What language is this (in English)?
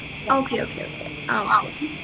Malayalam